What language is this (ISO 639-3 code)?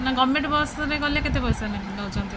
ori